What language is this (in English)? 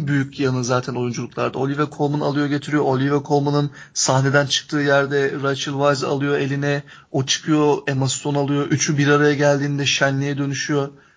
Turkish